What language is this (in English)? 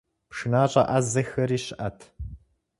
Kabardian